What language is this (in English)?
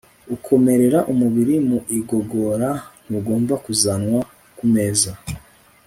Kinyarwanda